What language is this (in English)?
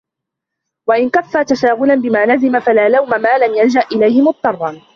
Arabic